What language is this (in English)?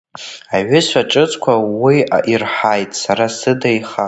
Abkhazian